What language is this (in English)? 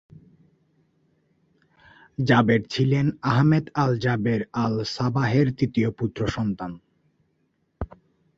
Bangla